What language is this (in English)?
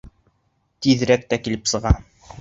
Bashkir